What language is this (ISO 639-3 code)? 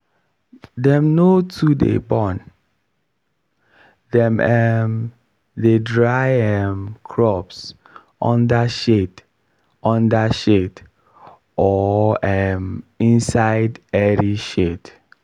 pcm